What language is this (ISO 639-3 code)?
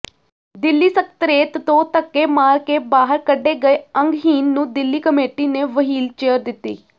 pan